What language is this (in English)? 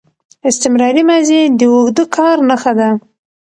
Pashto